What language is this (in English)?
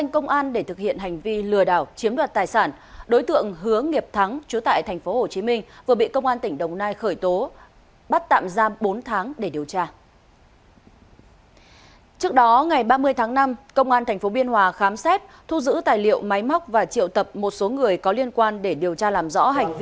Vietnamese